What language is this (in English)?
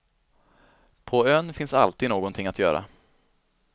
Swedish